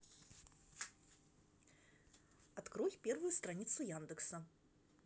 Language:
Russian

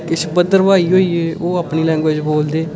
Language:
Dogri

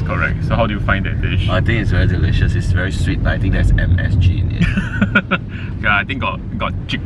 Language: English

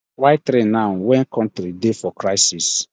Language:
Nigerian Pidgin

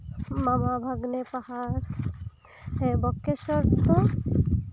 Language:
Santali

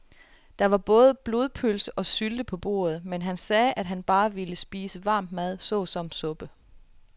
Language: Danish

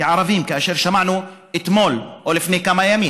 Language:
Hebrew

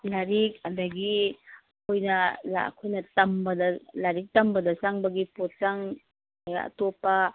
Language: Manipuri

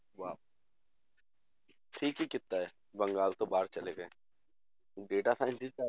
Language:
Punjabi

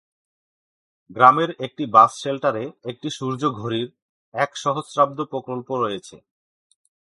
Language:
Bangla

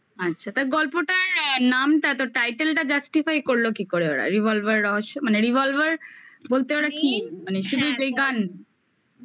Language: Bangla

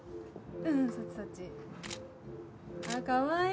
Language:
Japanese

